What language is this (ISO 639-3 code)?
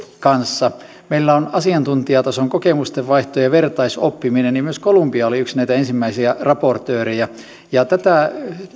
fin